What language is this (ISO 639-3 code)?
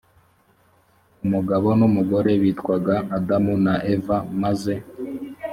kin